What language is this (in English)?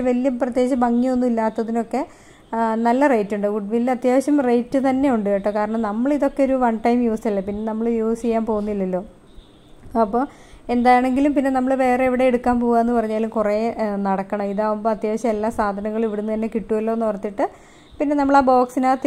Malayalam